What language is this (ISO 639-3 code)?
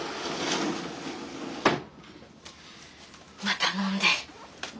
jpn